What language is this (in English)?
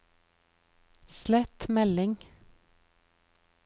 Norwegian